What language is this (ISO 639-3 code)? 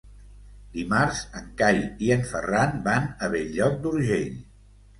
cat